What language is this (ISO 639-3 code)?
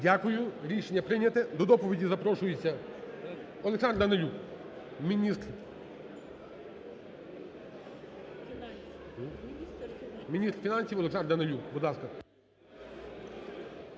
ukr